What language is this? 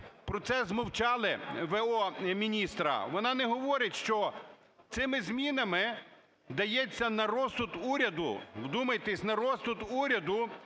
Ukrainian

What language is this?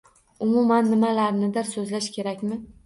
Uzbek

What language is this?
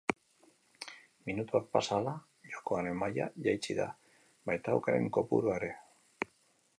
Basque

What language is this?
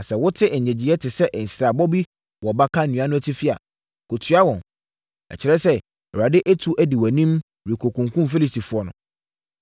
Akan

